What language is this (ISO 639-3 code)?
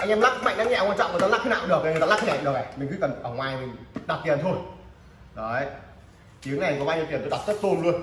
vie